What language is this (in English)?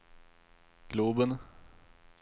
Swedish